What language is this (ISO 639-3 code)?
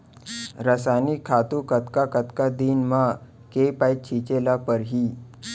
hne